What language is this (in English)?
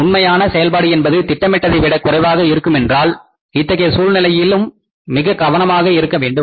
Tamil